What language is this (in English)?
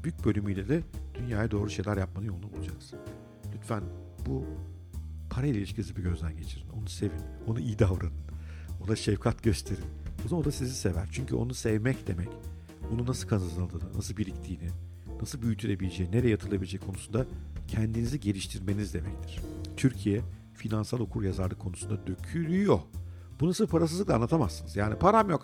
Turkish